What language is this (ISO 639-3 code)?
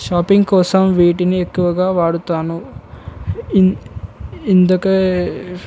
tel